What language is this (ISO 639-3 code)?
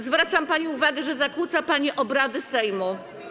pol